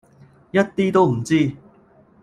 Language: Cantonese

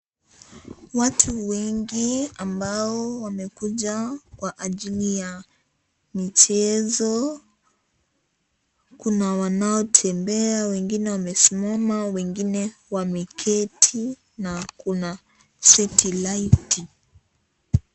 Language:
Swahili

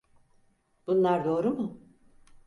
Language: Turkish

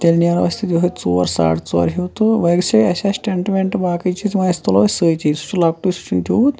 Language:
Kashmiri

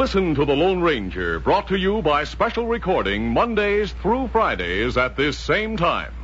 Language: English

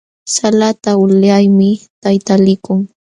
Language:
Jauja Wanca Quechua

